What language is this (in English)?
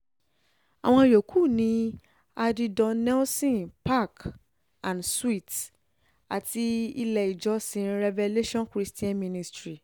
Yoruba